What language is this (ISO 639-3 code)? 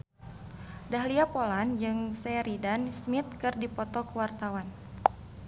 sun